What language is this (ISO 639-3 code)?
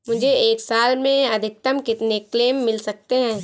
hin